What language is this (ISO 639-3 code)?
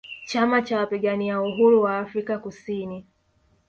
swa